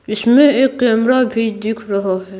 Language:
Hindi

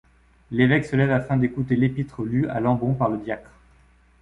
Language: French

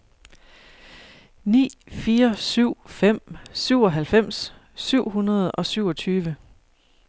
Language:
Danish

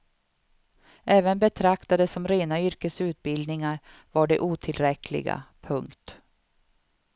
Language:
Swedish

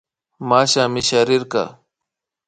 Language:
Imbabura Highland Quichua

